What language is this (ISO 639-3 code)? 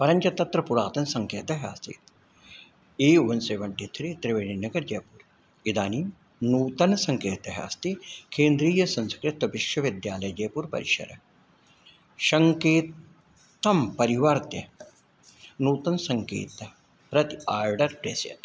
san